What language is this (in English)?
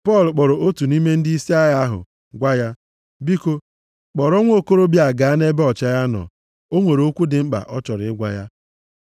Igbo